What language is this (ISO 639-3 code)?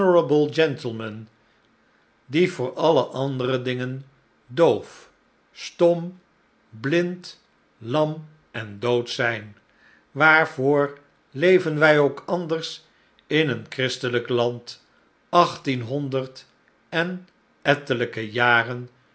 nld